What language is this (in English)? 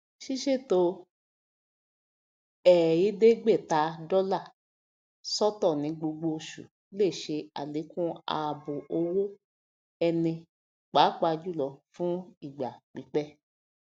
Yoruba